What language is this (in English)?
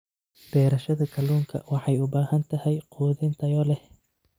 Somali